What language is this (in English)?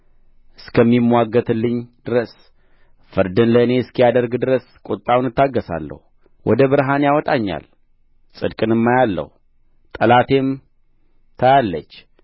Amharic